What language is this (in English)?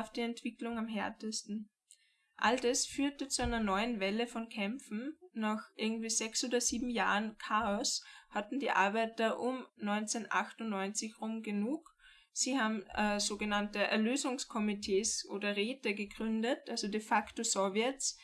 German